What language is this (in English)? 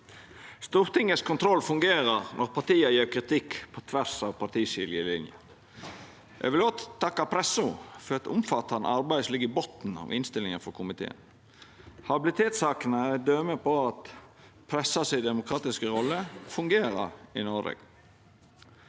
Norwegian